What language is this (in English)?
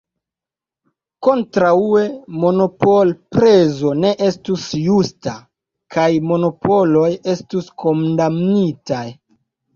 Esperanto